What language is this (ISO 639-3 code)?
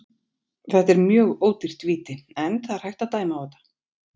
isl